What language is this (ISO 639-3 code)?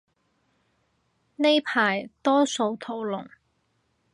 yue